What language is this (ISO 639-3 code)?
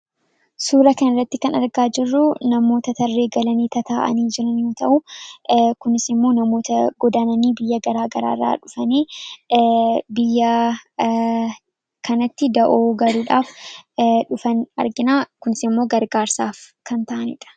orm